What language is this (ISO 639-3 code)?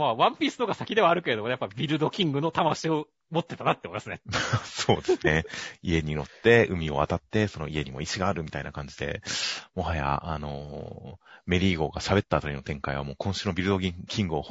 jpn